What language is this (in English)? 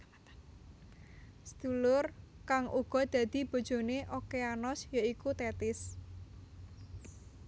Javanese